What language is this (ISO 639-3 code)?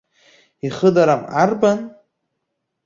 abk